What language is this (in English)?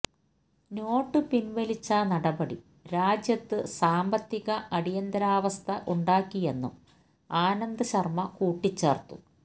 Malayalam